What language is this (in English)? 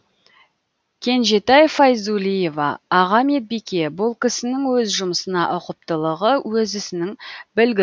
Kazakh